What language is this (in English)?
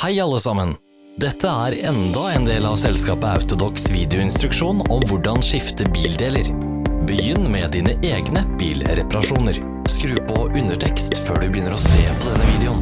Dutch